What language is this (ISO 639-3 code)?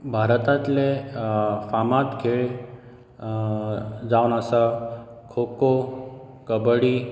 kok